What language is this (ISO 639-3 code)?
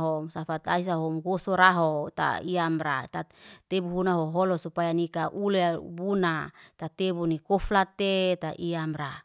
ste